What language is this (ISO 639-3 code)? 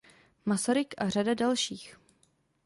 ces